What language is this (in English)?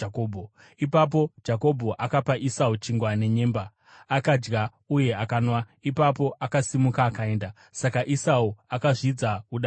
Shona